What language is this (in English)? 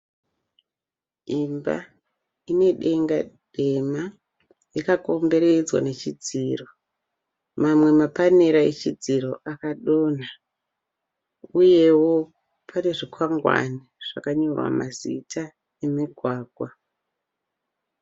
Shona